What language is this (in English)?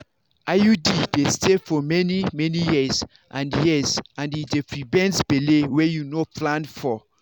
Nigerian Pidgin